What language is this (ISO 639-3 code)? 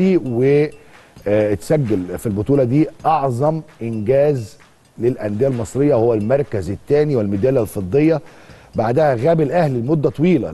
ara